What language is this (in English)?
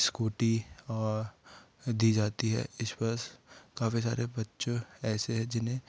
Hindi